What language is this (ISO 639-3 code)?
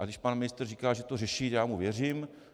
ces